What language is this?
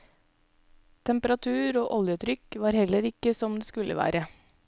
Norwegian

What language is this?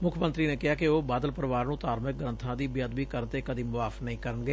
Punjabi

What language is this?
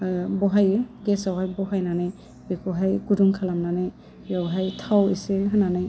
Bodo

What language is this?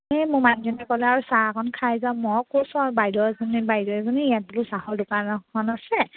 Assamese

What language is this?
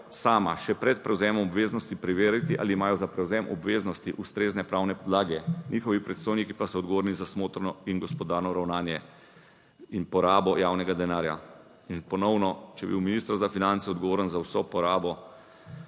Slovenian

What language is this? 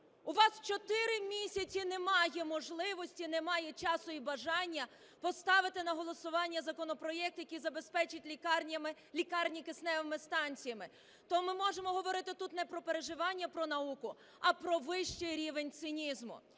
Ukrainian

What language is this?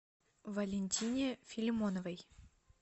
Russian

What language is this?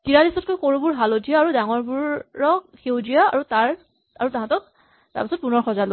Assamese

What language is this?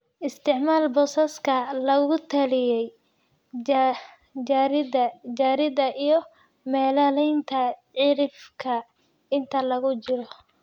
Somali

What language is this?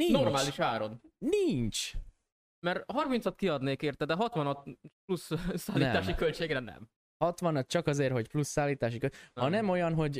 Hungarian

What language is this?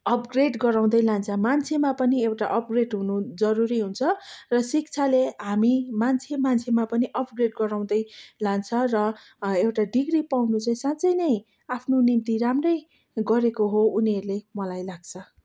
Nepali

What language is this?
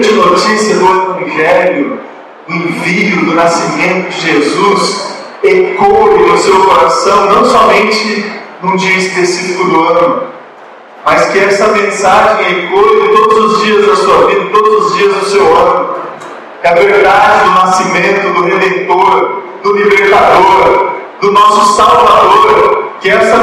Portuguese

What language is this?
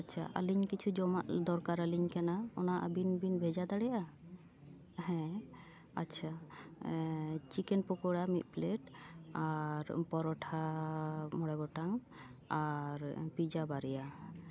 Santali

